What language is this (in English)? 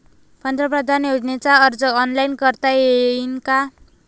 Marathi